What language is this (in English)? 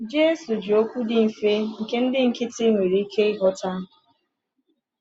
Igbo